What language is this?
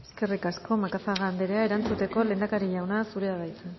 Basque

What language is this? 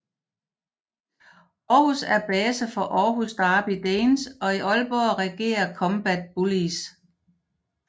Danish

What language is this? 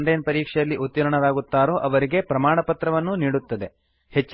Kannada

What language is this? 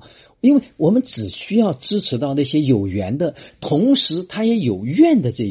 Chinese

